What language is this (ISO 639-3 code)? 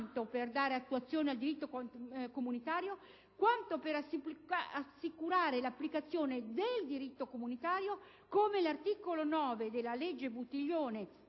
ita